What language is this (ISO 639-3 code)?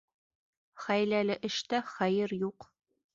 bak